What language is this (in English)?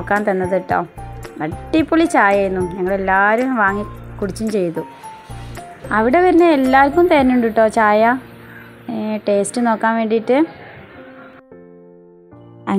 Arabic